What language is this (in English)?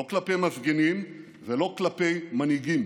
Hebrew